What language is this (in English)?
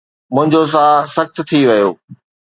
Sindhi